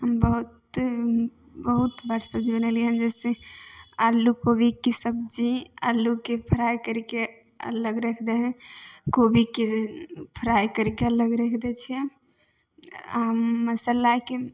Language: Maithili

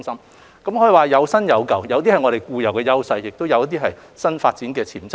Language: Cantonese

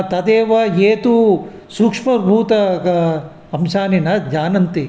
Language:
Sanskrit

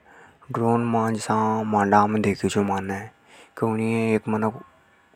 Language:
Hadothi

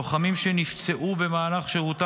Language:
Hebrew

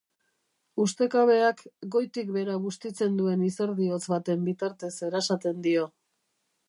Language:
Basque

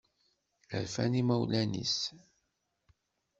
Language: Kabyle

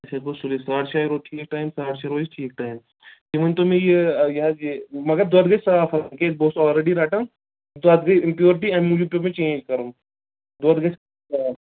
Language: Kashmiri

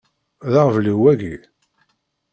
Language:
Kabyle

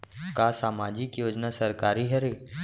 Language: Chhattisgarhi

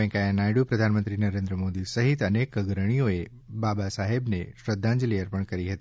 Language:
Gujarati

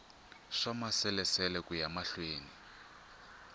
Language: Tsonga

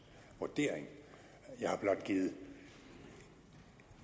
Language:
Danish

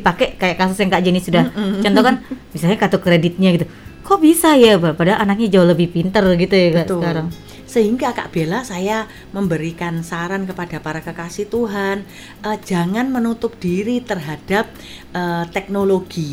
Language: Indonesian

